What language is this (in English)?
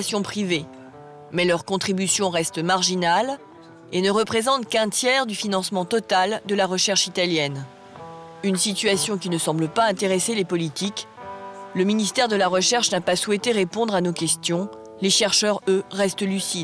French